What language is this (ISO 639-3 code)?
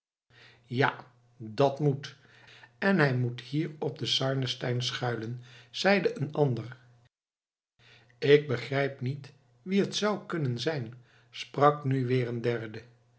nld